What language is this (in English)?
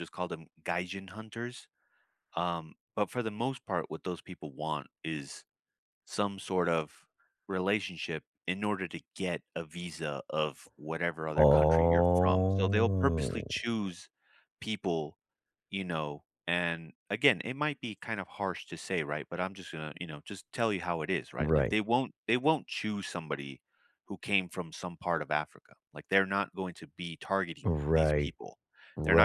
English